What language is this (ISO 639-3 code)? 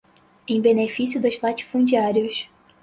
por